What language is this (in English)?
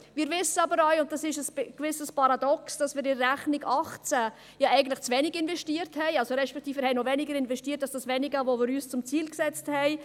Swiss German